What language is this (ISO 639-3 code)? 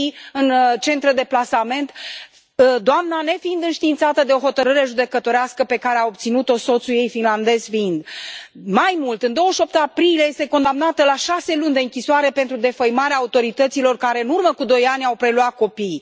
ron